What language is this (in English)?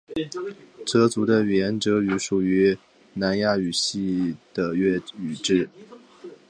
Chinese